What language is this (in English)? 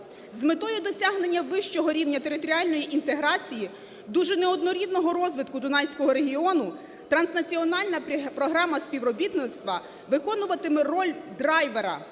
Ukrainian